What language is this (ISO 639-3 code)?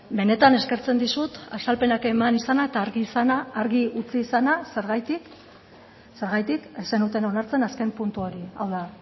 eus